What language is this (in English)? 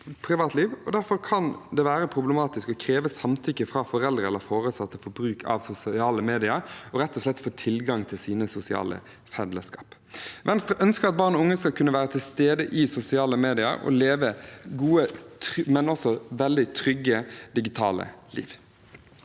Norwegian